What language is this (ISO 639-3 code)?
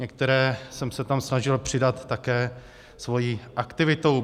ces